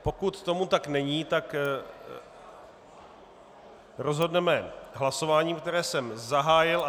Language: Czech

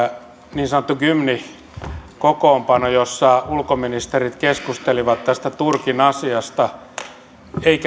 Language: Finnish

